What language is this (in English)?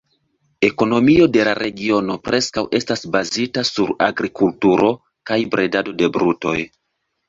Esperanto